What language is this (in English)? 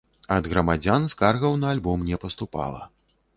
Belarusian